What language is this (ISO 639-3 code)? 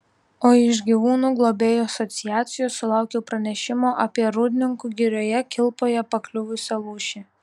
lit